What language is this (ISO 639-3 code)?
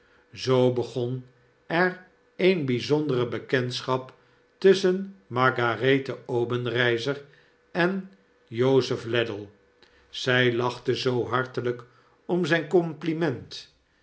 nld